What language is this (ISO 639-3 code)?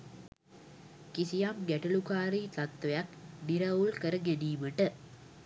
sin